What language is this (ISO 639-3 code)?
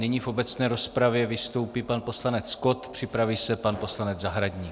ces